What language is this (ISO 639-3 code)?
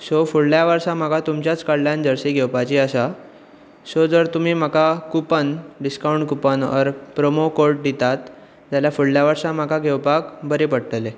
kok